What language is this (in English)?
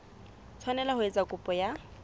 Southern Sotho